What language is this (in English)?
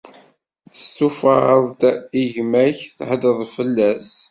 Kabyle